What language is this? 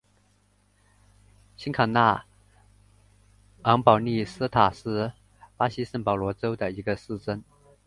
Chinese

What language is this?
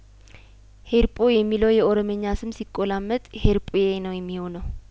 Amharic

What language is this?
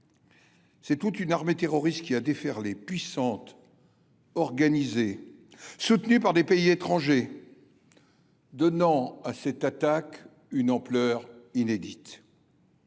French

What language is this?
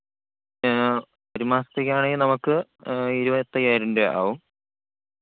Malayalam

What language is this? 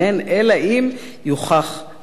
Hebrew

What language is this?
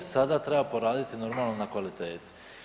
Croatian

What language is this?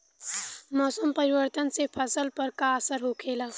Bhojpuri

